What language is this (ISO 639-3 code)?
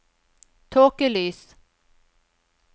nor